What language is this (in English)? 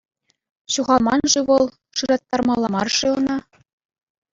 Chuvash